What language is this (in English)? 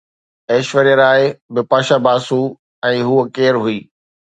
Sindhi